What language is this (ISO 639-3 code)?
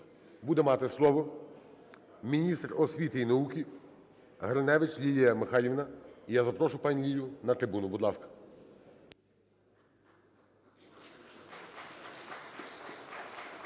ukr